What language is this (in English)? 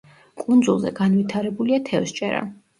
Georgian